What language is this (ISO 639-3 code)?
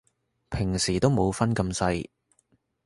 yue